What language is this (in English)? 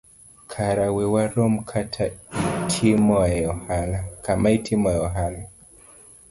Luo (Kenya and Tanzania)